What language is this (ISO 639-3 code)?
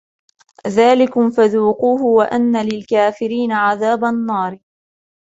ara